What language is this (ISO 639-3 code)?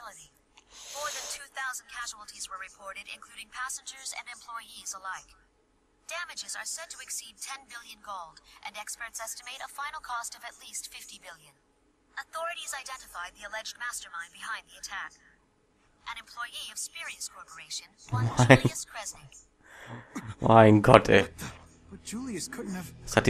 deu